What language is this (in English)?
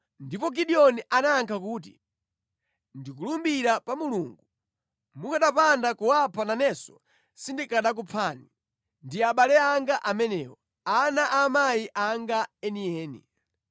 Nyanja